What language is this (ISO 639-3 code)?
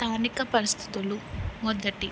tel